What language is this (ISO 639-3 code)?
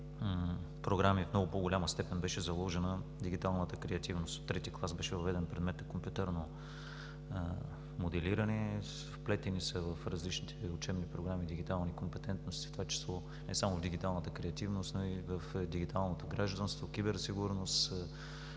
bul